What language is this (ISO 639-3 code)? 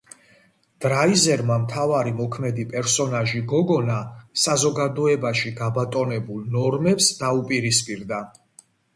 kat